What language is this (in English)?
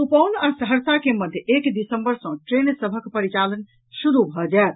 Maithili